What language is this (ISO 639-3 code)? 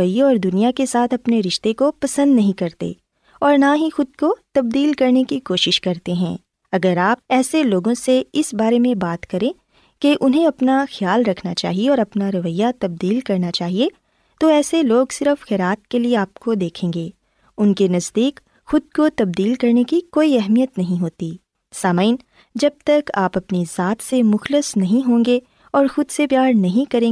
urd